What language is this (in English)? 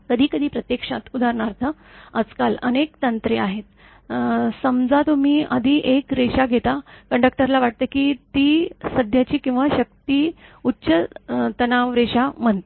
Marathi